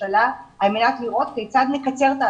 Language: Hebrew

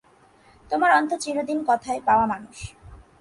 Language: Bangla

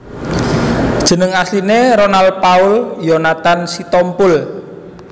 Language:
Javanese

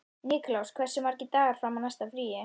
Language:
Icelandic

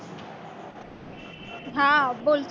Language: Gujarati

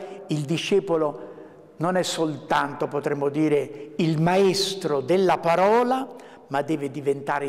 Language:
Italian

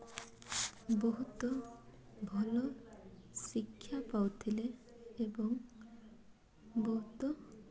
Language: Odia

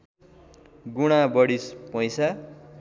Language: Nepali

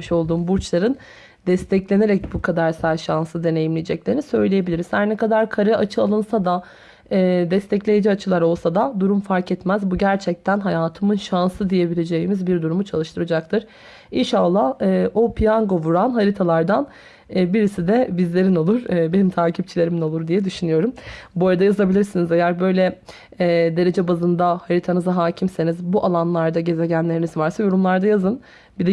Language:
Turkish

